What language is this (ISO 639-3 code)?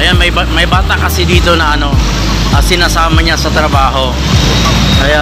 fil